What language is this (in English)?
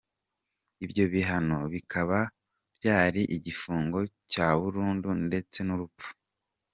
Kinyarwanda